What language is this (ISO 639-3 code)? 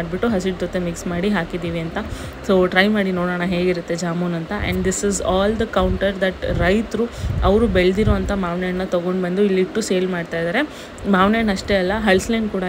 kan